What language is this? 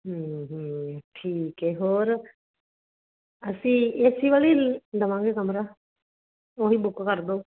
Punjabi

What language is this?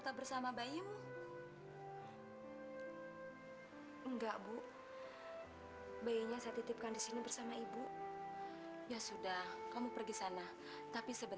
Indonesian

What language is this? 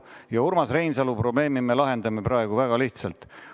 Estonian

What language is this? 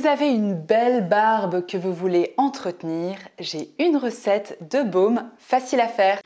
French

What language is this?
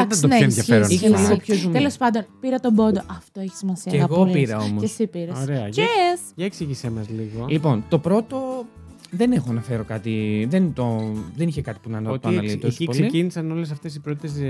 Greek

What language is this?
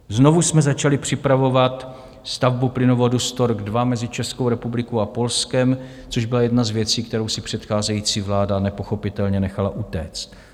Czech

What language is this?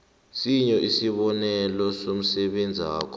South Ndebele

